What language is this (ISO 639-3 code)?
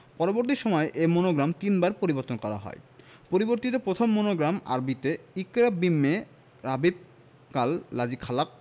ben